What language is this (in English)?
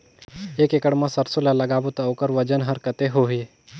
Chhattisgarhi